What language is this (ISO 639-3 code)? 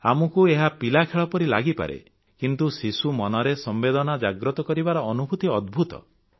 ori